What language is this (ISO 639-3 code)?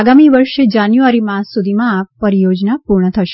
guj